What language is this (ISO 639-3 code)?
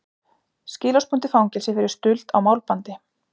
isl